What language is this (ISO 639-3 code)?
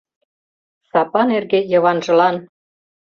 chm